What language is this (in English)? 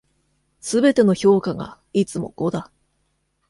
Japanese